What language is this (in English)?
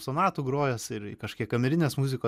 Lithuanian